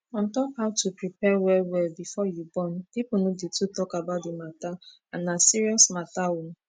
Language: Nigerian Pidgin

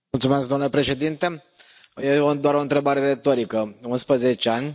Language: Romanian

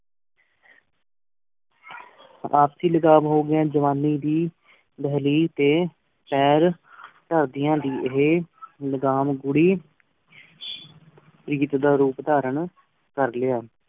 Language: Punjabi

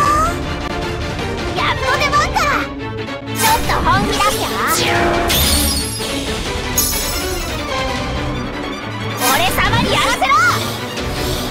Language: Japanese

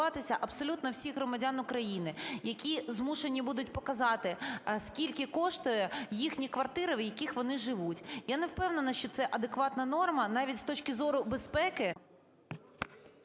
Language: Ukrainian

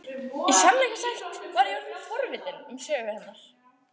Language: Icelandic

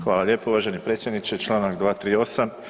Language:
Croatian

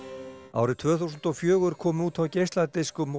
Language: Icelandic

